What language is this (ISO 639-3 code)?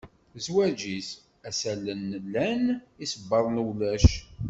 kab